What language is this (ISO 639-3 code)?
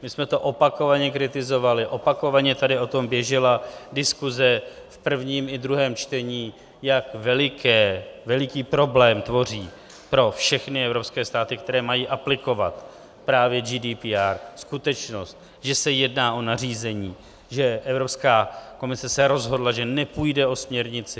ces